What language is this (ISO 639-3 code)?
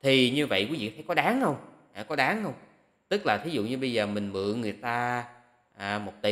vie